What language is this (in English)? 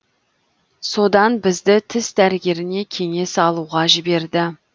Kazakh